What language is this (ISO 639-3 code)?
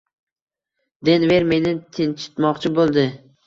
uzb